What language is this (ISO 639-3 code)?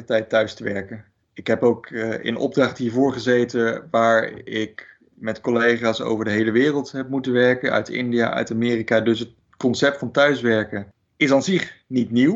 nld